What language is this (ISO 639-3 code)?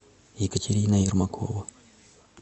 rus